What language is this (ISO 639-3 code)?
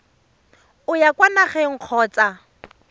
tsn